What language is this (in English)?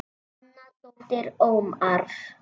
Icelandic